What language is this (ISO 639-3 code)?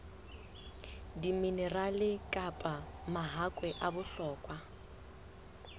sot